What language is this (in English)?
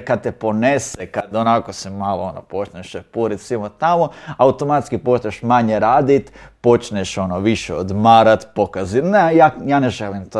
Croatian